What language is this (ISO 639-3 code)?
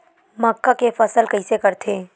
hne